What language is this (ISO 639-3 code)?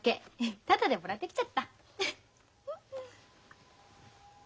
jpn